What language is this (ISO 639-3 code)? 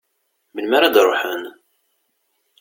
kab